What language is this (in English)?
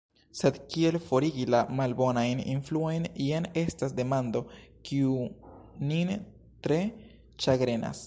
Esperanto